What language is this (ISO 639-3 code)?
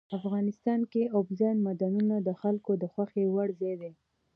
pus